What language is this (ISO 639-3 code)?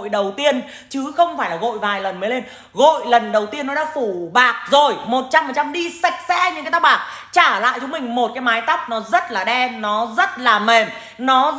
vie